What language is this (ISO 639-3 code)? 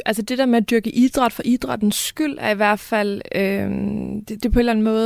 dan